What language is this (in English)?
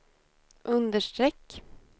Swedish